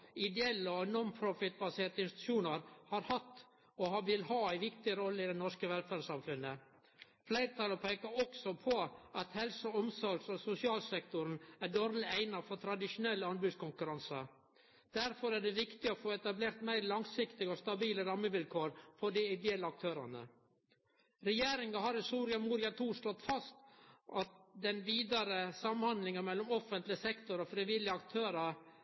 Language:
Norwegian Nynorsk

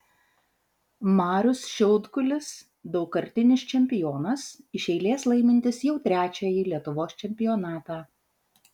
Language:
Lithuanian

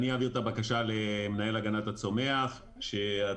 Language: Hebrew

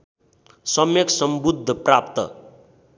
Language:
Nepali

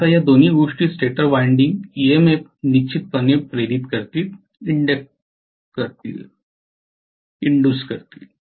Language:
Marathi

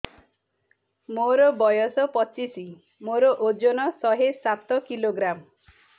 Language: Odia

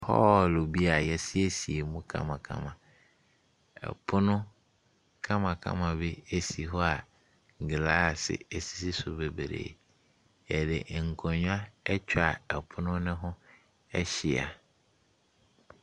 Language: Akan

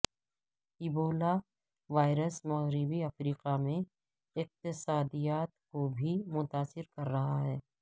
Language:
Urdu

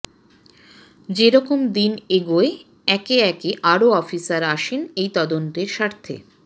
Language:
Bangla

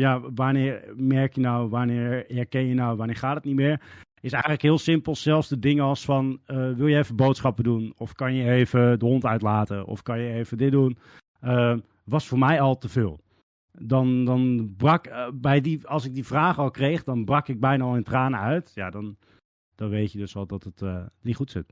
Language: Dutch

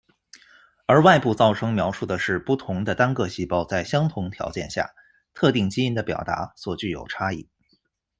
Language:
Chinese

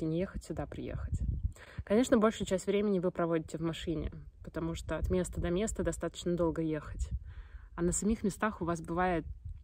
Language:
Russian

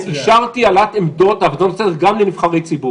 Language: Hebrew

